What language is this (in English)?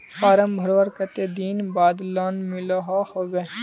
Magahi